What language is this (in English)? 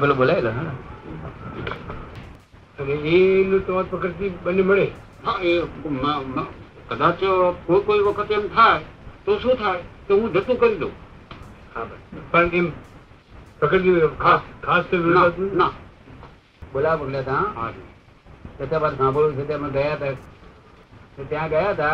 Gujarati